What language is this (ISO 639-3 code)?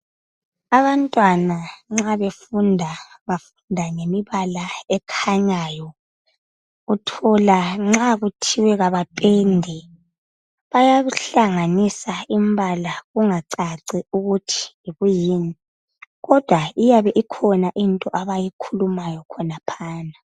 nde